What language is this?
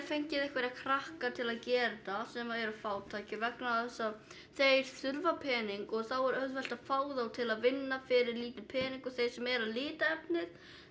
Icelandic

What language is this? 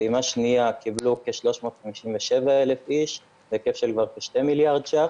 Hebrew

